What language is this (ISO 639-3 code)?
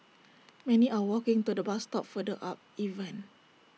eng